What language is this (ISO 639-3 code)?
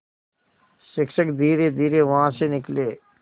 hin